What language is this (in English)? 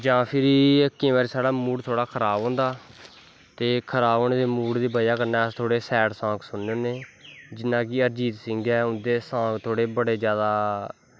Dogri